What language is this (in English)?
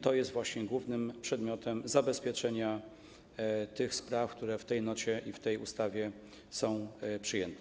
Polish